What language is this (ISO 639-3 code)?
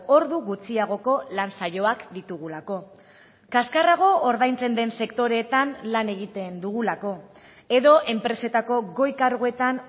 eus